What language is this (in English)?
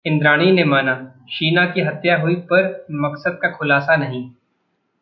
Hindi